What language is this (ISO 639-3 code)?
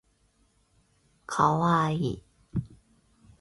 zho